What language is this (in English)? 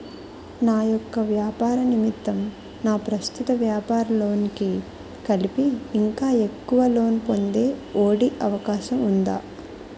Telugu